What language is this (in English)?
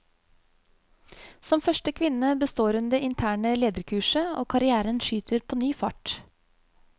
Norwegian